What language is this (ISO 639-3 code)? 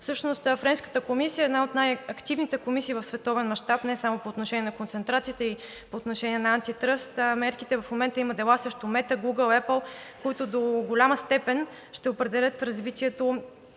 bul